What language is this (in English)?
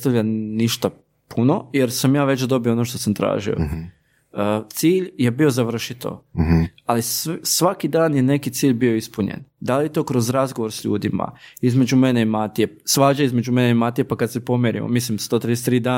Croatian